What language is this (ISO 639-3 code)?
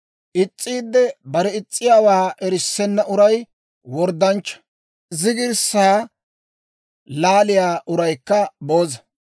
dwr